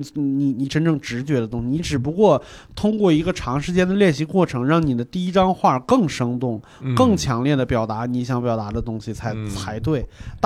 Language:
Chinese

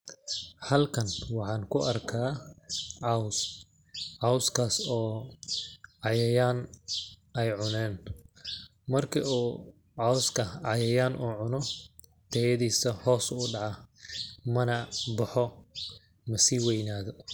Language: Somali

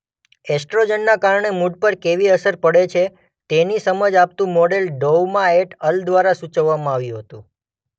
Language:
Gujarati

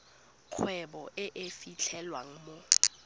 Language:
Tswana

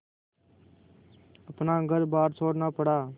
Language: Hindi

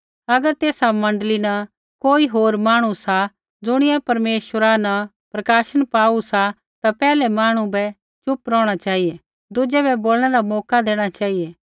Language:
Kullu Pahari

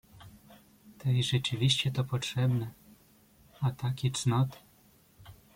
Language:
Polish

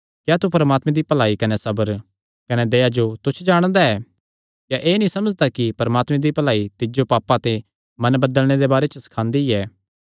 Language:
Kangri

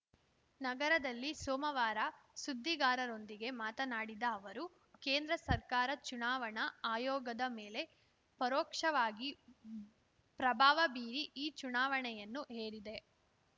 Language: Kannada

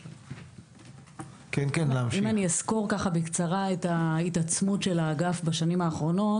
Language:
Hebrew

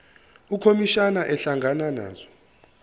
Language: Zulu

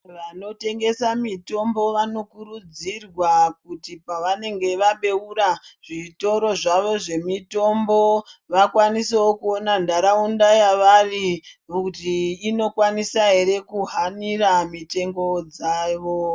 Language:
Ndau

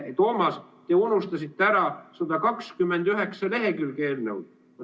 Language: Estonian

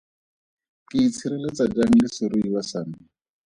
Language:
Tswana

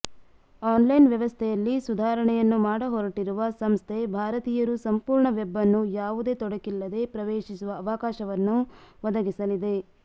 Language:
Kannada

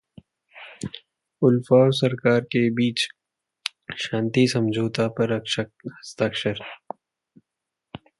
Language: Hindi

